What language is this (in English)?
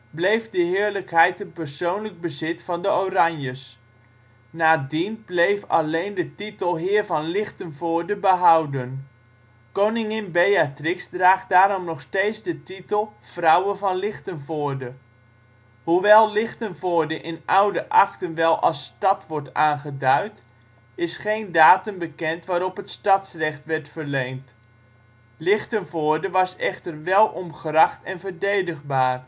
Dutch